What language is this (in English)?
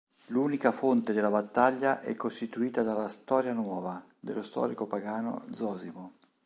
Italian